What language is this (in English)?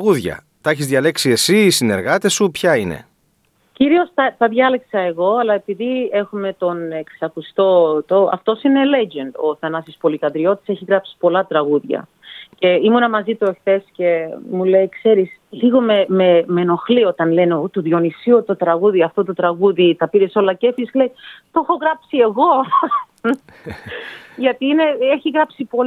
Greek